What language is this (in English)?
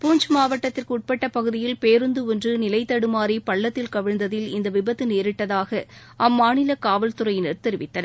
Tamil